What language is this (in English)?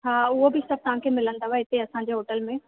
Sindhi